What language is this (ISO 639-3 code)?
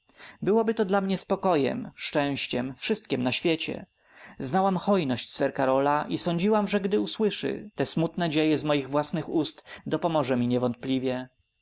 pol